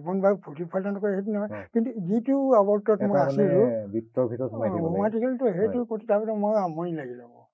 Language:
Bangla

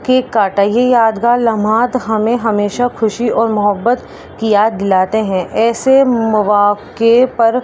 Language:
Urdu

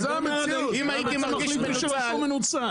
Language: Hebrew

